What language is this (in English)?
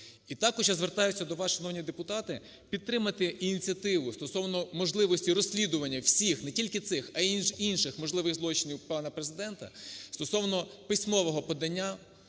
Ukrainian